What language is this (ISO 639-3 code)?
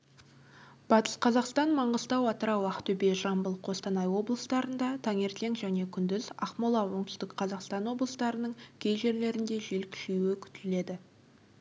kaz